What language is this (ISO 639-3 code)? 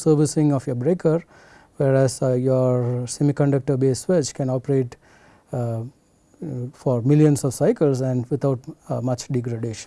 eng